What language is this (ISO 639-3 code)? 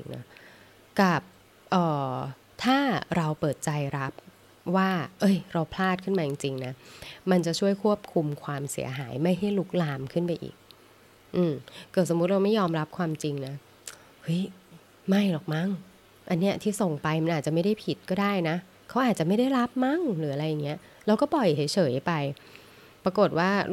tha